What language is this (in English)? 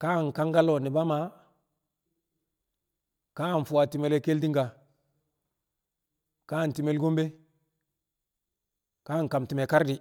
Kamo